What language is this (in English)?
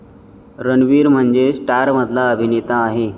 Marathi